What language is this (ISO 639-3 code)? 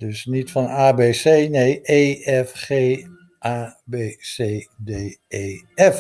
nld